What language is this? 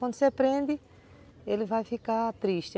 Portuguese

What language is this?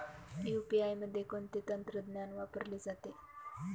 Marathi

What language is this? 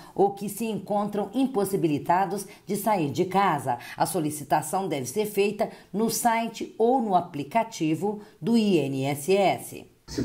Portuguese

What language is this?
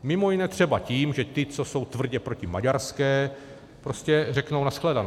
Czech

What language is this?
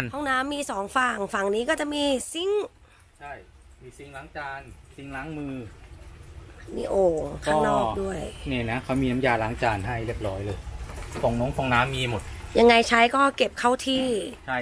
Thai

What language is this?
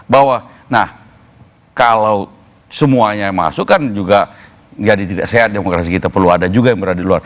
Indonesian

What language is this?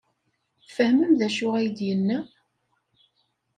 Kabyle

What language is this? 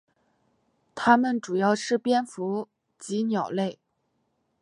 Chinese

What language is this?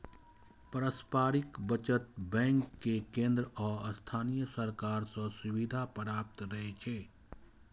Maithili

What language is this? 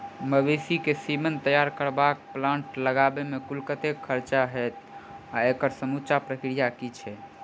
Maithili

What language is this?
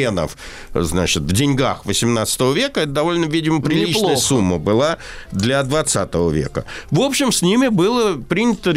Russian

